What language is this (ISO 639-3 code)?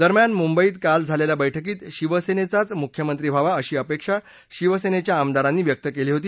mar